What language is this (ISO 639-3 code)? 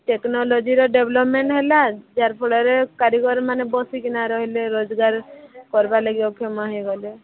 ori